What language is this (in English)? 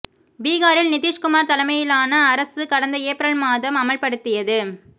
Tamil